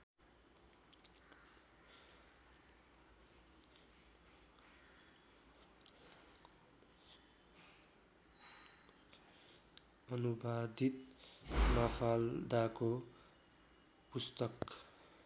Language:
Nepali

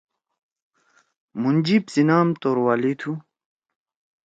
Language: Torwali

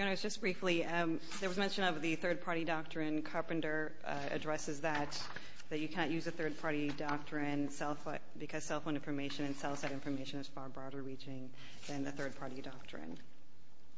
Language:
English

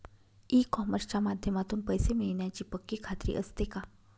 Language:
Marathi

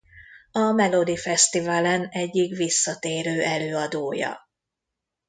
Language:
Hungarian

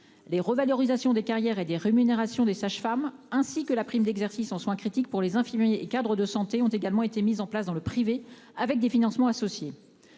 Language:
French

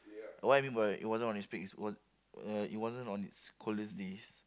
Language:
English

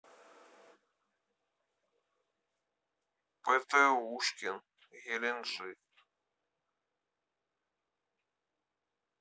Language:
Russian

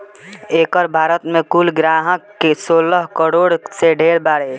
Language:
Bhojpuri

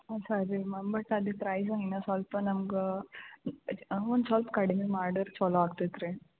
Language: Kannada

